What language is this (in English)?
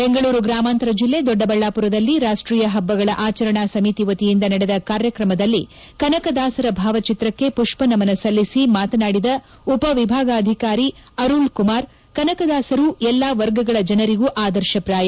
Kannada